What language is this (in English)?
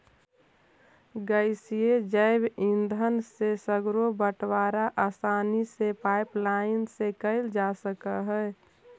Magahi